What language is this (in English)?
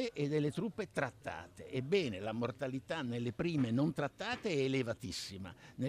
Italian